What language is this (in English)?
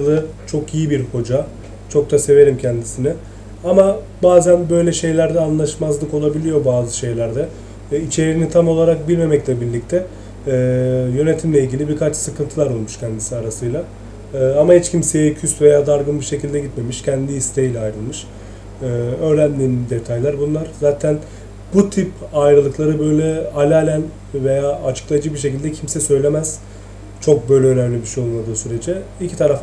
Turkish